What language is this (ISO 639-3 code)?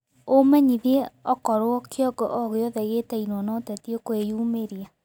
kik